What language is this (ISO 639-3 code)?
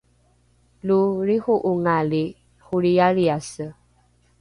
dru